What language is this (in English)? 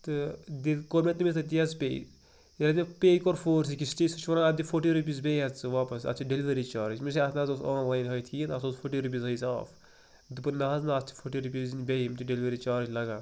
Kashmiri